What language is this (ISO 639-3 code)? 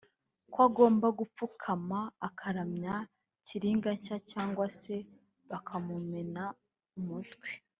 kin